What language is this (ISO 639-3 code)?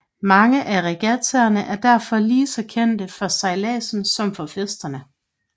dan